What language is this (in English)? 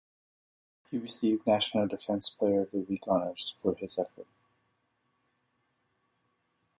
English